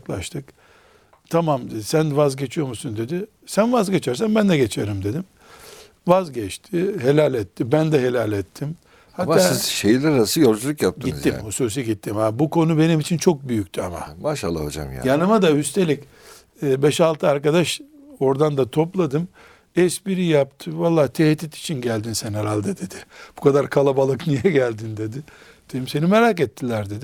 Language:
Turkish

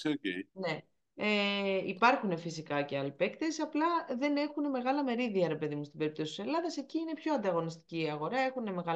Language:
Greek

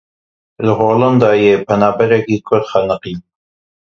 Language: Kurdish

